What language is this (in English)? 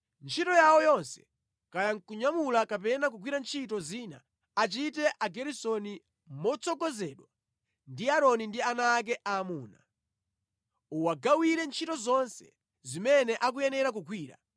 Nyanja